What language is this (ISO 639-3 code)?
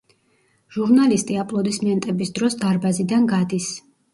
kat